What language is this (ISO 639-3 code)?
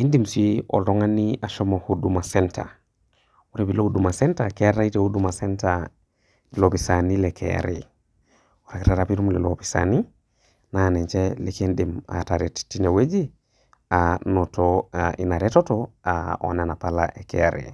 mas